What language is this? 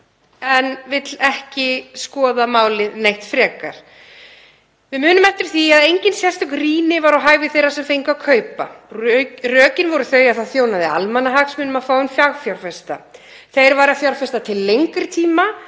Icelandic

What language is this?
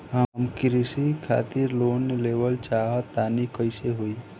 Bhojpuri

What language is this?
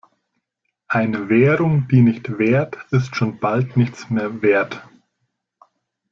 German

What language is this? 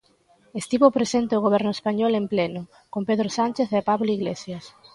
Galician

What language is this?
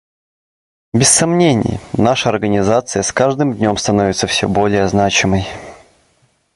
Russian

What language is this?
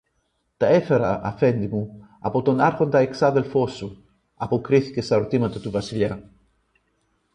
Greek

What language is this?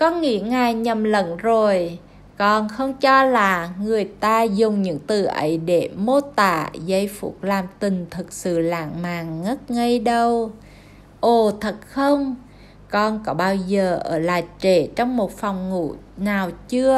Vietnamese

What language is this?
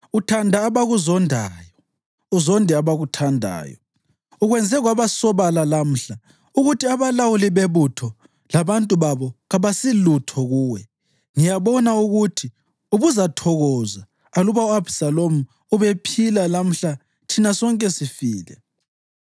North Ndebele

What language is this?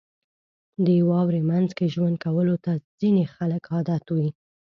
Pashto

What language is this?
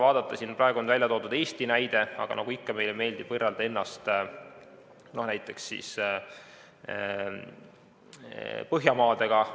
Estonian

